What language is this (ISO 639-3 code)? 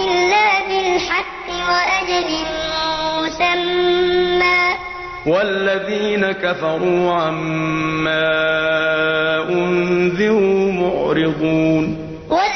ara